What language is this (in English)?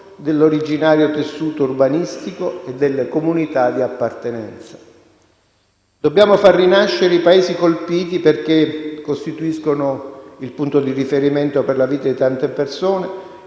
Italian